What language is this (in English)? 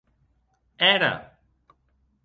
Occitan